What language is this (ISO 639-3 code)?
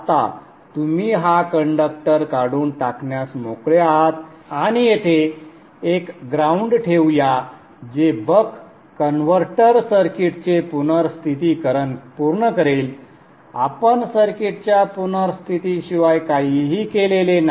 mar